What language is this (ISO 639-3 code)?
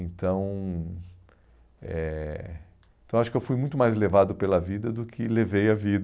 por